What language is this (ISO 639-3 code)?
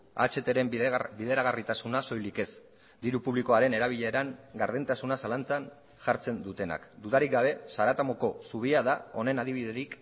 eus